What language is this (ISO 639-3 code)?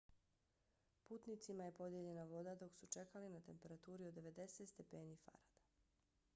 bos